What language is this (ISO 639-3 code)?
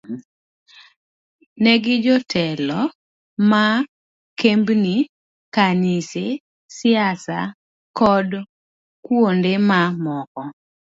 luo